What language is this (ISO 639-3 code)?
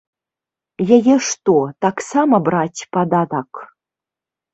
bel